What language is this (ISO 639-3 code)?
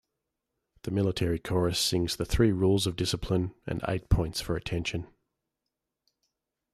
eng